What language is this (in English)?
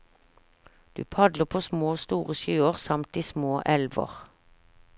Norwegian